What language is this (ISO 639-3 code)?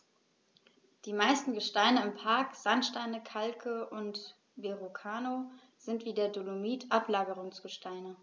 deu